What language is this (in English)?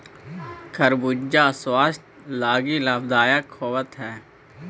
Magahi